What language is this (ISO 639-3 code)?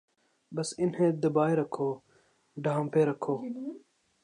urd